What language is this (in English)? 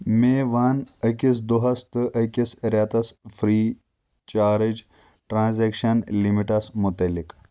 Kashmiri